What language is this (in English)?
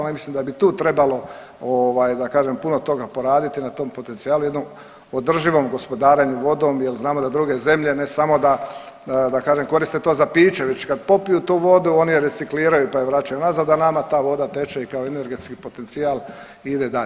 Croatian